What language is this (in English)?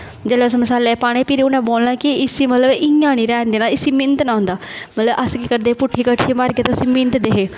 Dogri